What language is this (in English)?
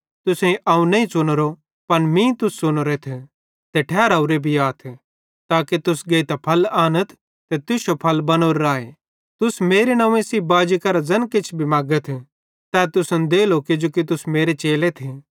Bhadrawahi